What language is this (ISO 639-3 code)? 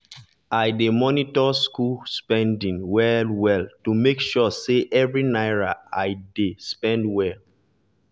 pcm